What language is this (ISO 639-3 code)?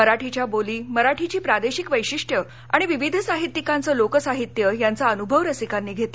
mar